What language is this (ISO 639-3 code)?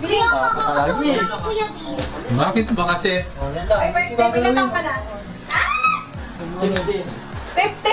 fil